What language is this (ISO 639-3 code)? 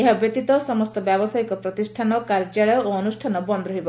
ori